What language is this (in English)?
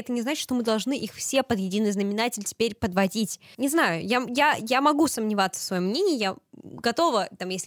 Russian